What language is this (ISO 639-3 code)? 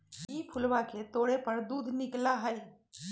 mag